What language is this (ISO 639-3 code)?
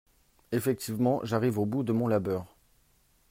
fra